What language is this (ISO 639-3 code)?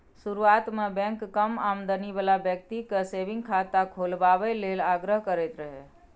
mai